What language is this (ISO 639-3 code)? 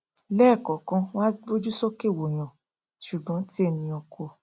yor